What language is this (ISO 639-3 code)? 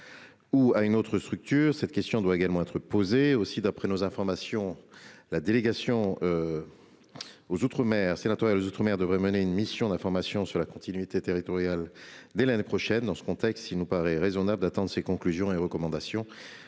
fra